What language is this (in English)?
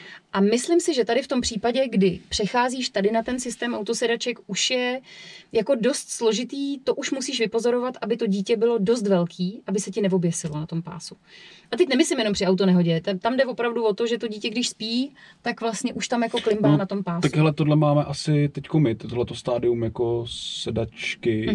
Czech